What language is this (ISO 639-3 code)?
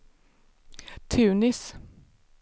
swe